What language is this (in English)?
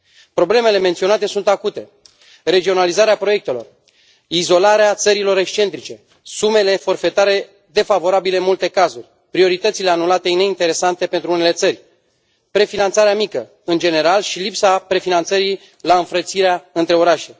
Romanian